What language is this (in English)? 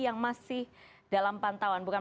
Indonesian